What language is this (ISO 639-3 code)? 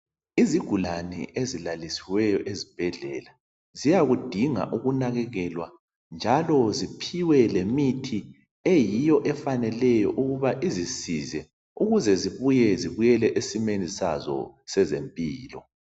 nde